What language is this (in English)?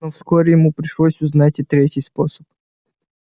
Russian